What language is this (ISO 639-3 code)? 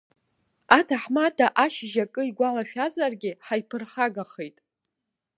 abk